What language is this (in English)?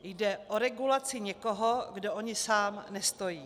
Czech